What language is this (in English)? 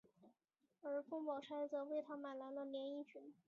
Chinese